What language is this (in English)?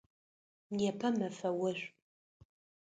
Adyghe